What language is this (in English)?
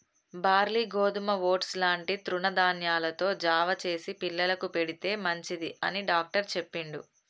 Telugu